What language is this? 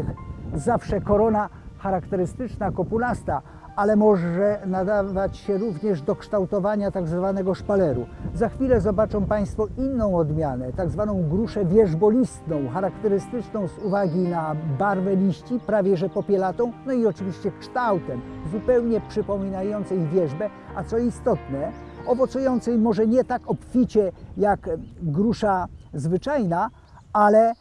Polish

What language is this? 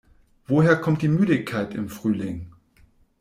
German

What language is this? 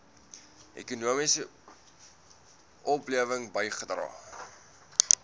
Afrikaans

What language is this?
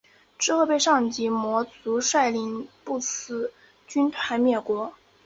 Chinese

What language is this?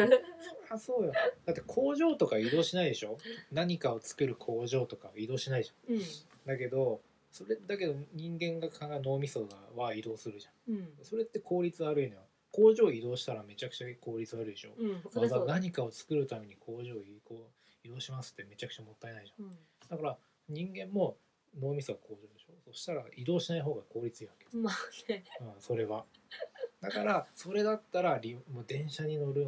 Japanese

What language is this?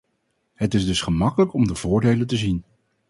Dutch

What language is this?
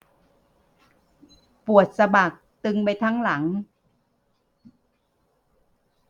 Thai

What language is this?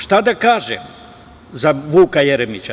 Serbian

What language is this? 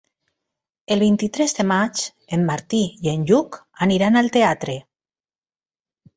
Catalan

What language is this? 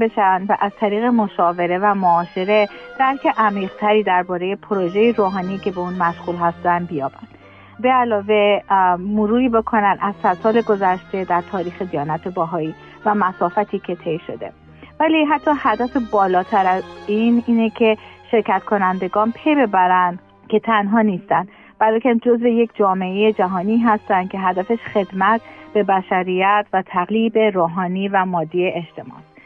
Persian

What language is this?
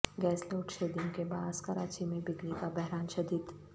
Urdu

